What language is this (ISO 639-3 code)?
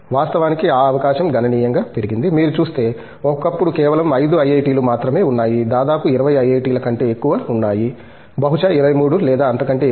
tel